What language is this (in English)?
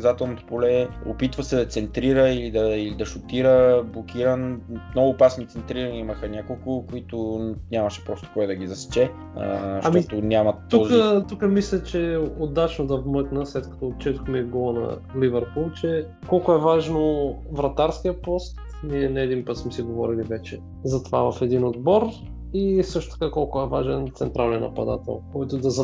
Bulgarian